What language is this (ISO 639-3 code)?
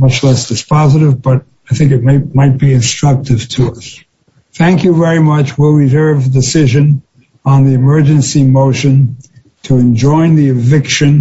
eng